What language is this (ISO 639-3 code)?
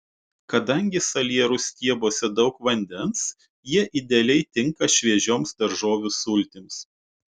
lit